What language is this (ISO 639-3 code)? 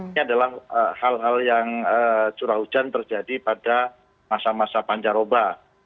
ind